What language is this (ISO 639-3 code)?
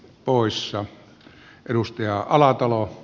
fin